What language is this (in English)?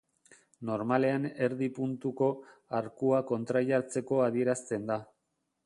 Basque